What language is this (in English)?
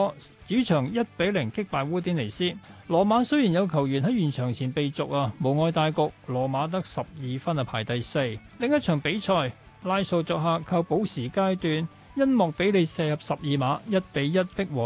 Chinese